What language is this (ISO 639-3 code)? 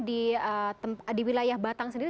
ind